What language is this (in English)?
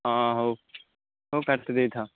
Odia